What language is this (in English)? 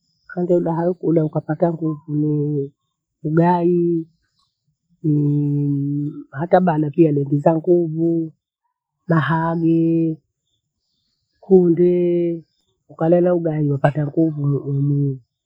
Bondei